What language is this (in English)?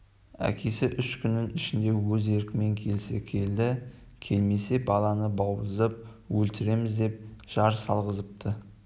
Kazakh